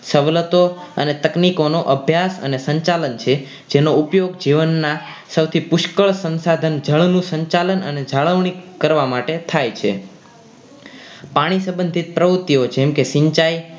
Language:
Gujarati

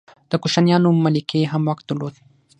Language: Pashto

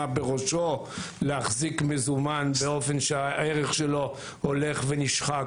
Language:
Hebrew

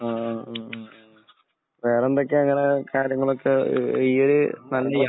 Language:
Malayalam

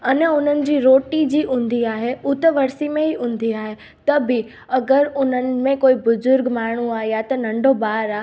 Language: Sindhi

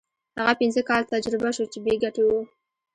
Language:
Pashto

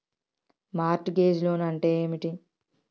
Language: Telugu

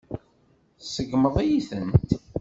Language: Kabyle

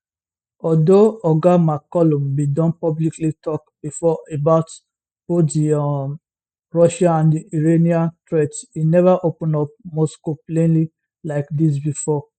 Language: Nigerian Pidgin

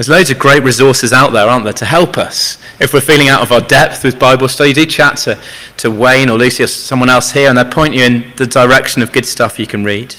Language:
English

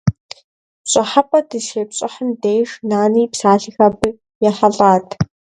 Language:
Kabardian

